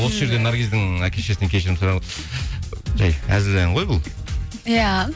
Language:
Kazakh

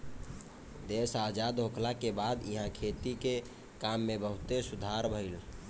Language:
Bhojpuri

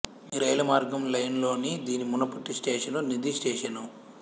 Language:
Telugu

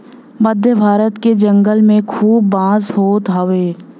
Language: Bhojpuri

